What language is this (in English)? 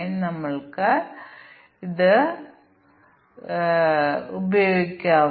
Malayalam